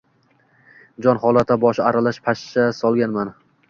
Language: Uzbek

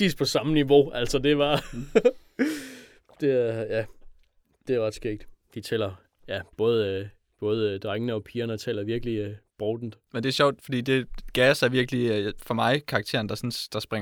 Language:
Danish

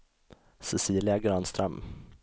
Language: Swedish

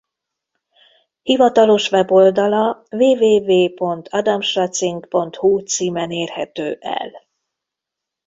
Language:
Hungarian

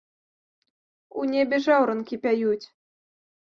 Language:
Belarusian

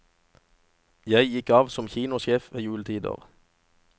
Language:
Norwegian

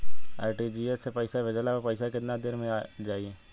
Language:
Bhojpuri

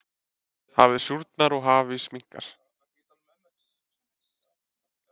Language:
Icelandic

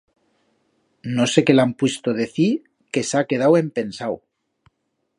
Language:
Aragonese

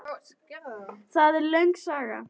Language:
Icelandic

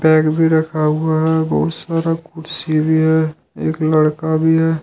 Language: Hindi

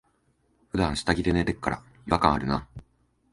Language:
Japanese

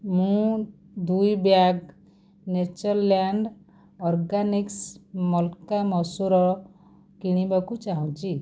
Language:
Odia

